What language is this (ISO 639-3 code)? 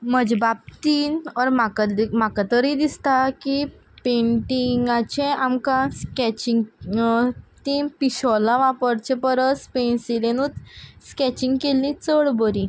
kok